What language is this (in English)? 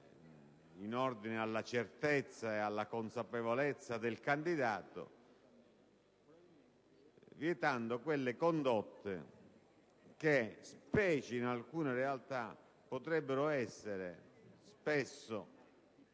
Italian